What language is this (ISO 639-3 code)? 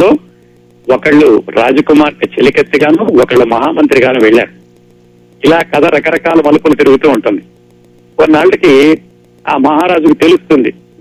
tel